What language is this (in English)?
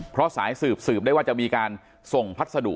Thai